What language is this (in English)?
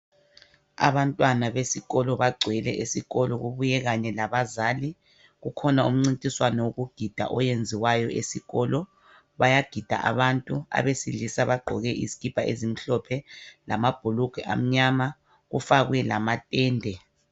North Ndebele